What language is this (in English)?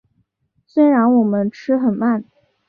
Chinese